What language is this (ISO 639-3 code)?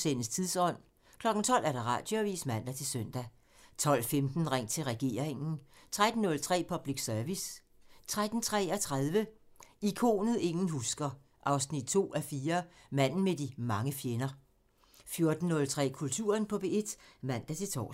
dan